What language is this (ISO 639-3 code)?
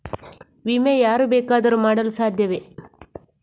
kan